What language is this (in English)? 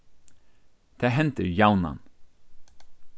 Faroese